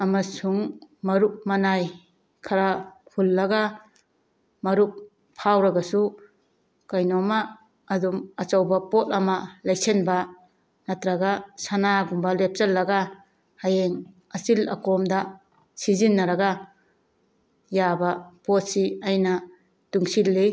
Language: Manipuri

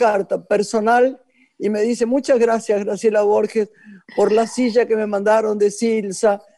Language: Spanish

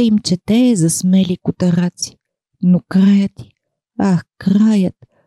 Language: Bulgarian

